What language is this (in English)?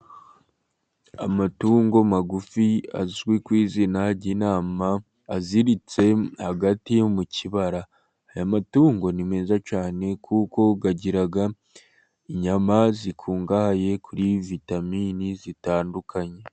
Kinyarwanda